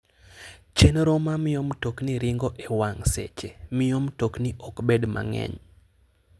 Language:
Luo (Kenya and Tanzania)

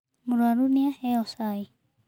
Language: Kikuyu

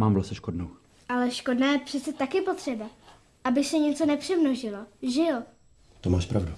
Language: Czech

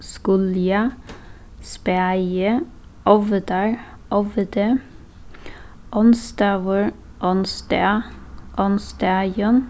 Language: Faroese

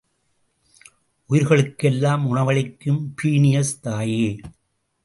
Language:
Tamil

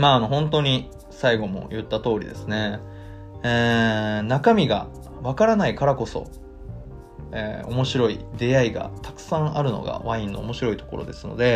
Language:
Japanese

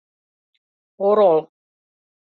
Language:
Mari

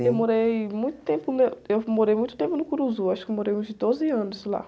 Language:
Portuguese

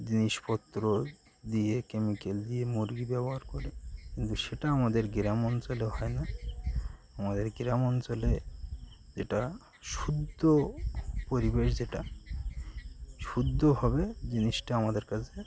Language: Bangla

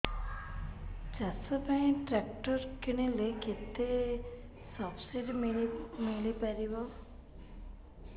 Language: Odia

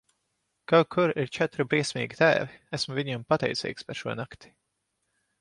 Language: Latvian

